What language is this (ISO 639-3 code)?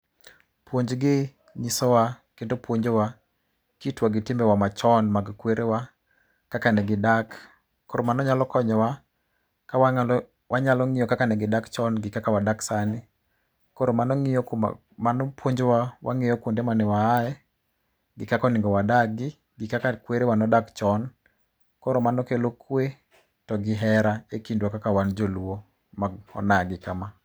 luo